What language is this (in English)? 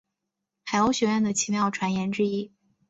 Chinese